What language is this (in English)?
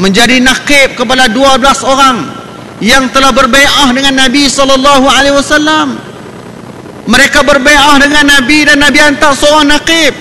Malay